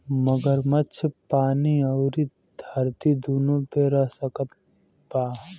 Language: Bhojpuri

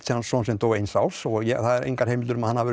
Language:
Icelandic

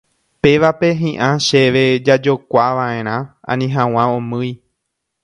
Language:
Guarani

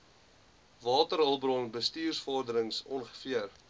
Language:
Afrikaans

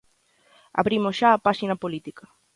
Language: Galician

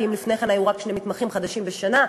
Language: Hebrew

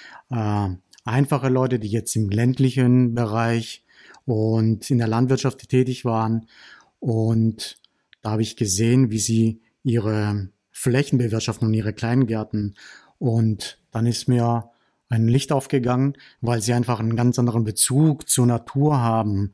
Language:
German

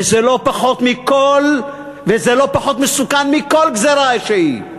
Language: Hebrew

